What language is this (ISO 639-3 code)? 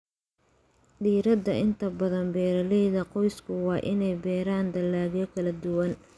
som